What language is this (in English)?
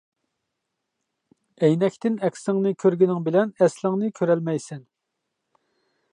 Uyghur